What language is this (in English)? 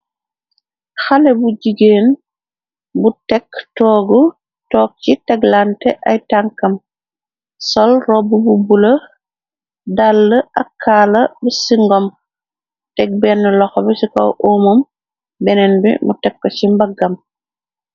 Wolof